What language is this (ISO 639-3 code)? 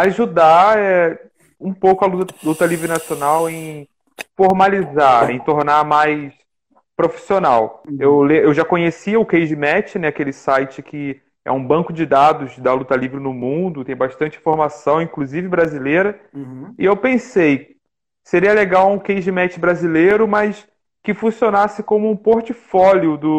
por